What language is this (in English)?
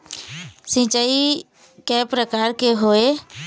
Chhattisgarhi